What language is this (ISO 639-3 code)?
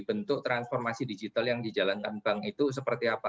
ind